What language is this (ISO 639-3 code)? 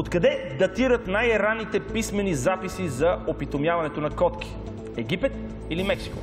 bul